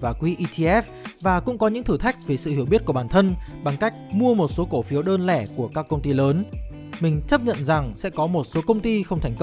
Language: Vietnamese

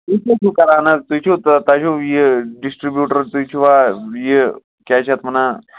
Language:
Kashmiri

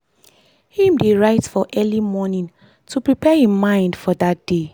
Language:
Nigerian Pidgin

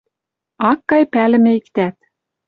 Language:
Western Mari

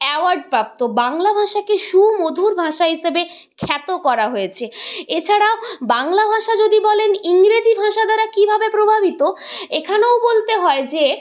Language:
Bangla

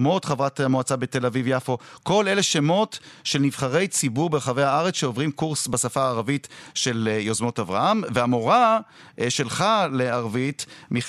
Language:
Hebrew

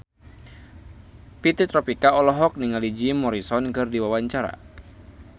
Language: Sundanese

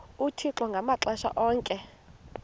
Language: Xhosa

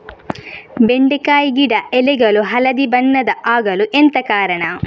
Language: Kannada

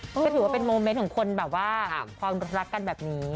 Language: Thai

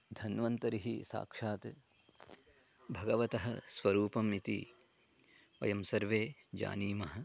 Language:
Sanskrit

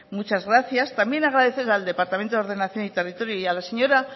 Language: Spanish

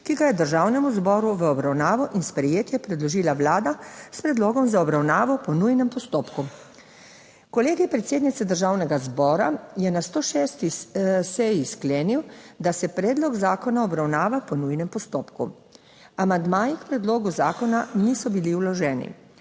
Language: Slovenian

